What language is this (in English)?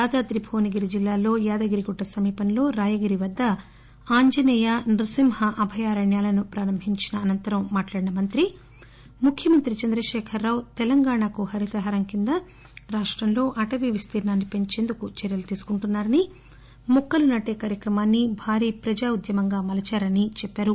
Telugu